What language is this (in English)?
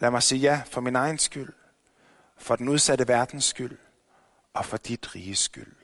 Danish